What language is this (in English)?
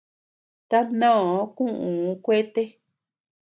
Tepeuxila Cuicatec